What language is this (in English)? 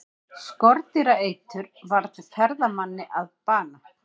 Icelandic